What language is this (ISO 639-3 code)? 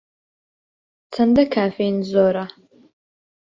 ckb